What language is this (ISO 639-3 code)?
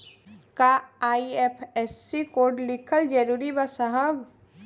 bho